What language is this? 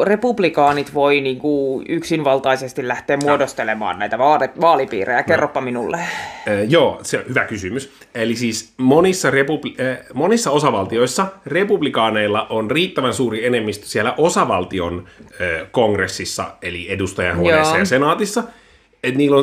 Finnish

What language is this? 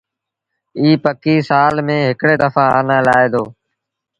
Sindhi Bhil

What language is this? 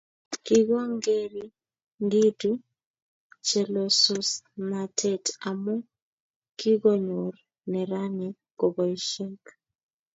Kalenjin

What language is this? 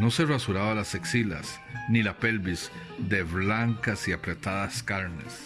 Spanish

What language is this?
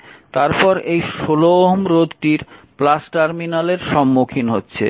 Bangla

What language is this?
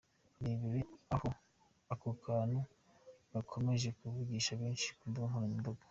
Kinyarwanda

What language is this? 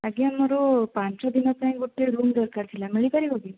Odia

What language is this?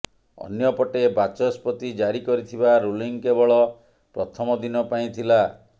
Odia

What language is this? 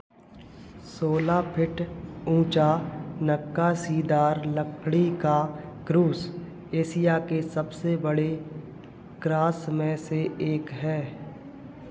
Hindi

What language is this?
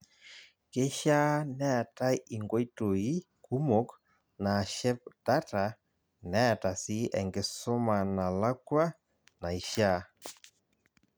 Masai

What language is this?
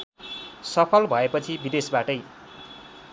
Nepali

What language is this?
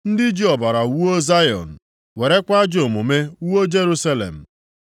Igbo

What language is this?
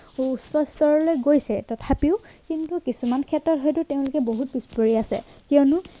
Assamese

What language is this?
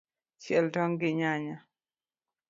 Luo (Kenya and Tanzania)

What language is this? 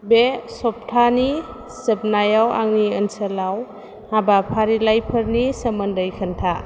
Bodo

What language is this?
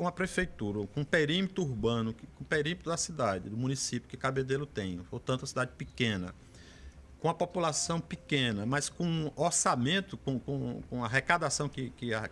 Portuguese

